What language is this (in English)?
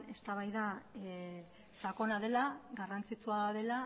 Basque